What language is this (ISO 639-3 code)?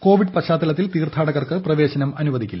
mal